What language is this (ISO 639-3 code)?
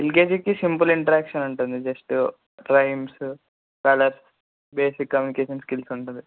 tel